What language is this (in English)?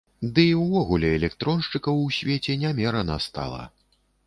Belarusian